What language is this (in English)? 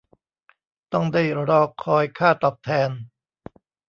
Thai